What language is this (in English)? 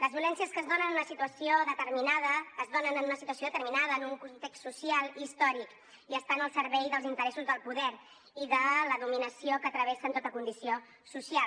Catalan